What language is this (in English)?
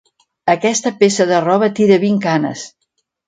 Catalan